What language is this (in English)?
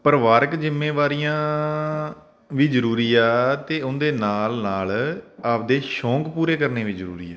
Punjabi